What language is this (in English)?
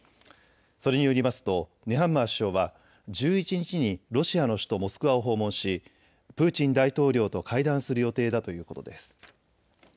Japanese